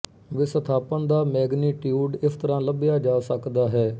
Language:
Punjabi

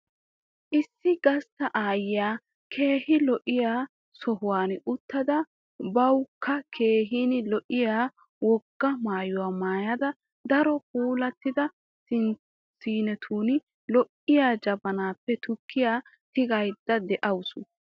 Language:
Wolaytta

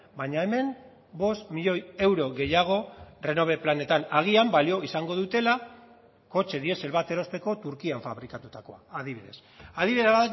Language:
Basque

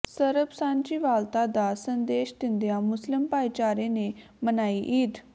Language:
Punjabi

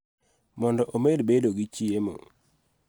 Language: Luo (Kenya and Tanzania)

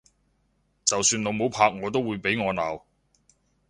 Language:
Cantonese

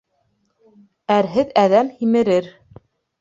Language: Bashkir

